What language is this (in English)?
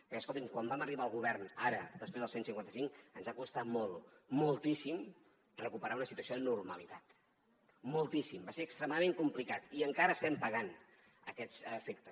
Catalan